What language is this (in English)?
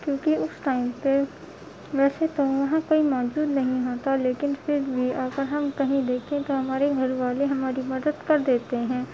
Urdu